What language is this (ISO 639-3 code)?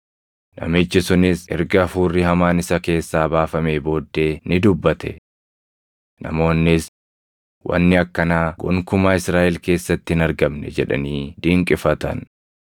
orm